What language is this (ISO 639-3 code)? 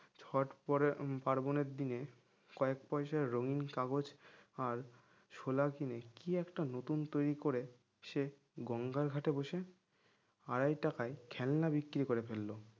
ben